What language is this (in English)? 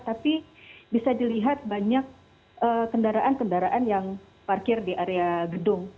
Indonesian